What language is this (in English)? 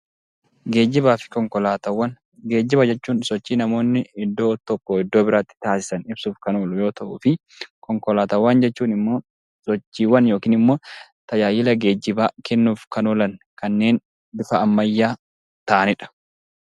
Oromo